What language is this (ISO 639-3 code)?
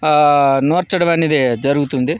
tel